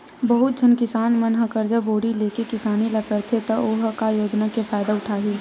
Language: Chhattisgarhi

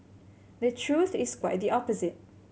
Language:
English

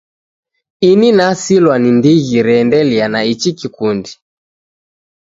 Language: Taita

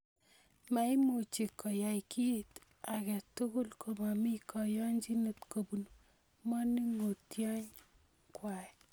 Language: Kalenjin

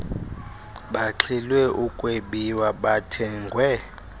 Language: Xhosa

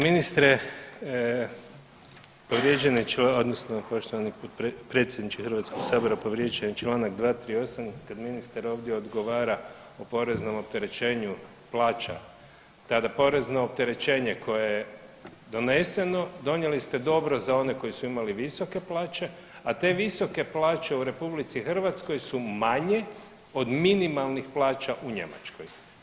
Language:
Croatian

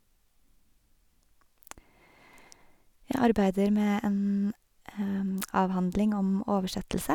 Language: Norwegian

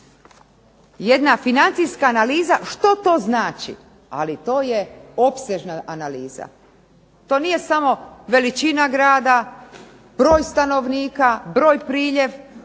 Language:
Croatian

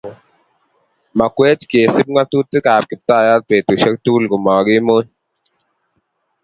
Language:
Kalenjin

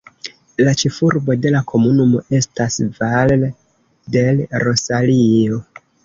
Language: Esperanto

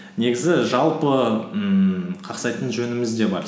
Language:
Kazakh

